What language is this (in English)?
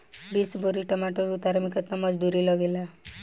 Bhojpuri